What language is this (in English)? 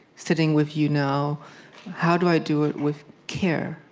English